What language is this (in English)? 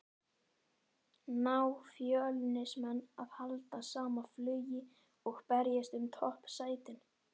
Icelandic